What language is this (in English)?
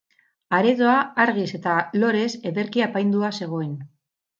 Basque